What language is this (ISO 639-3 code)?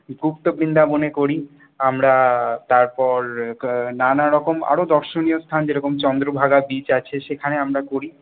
ben